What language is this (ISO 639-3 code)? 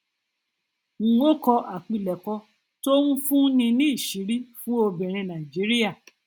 yor